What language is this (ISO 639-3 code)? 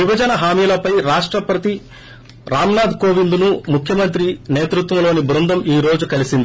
tel